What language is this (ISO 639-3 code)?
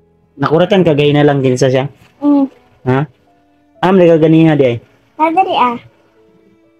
fil